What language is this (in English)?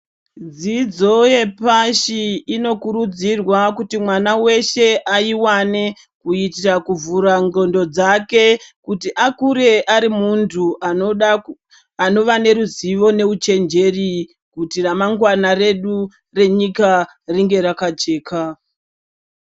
Ndau